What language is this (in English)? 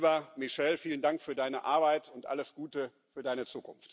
German